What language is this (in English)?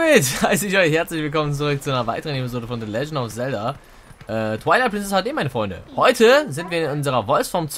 German